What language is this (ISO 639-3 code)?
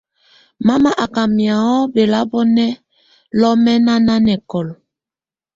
tvu